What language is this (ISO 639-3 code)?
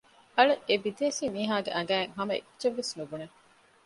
div